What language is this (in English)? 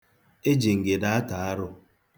Igbo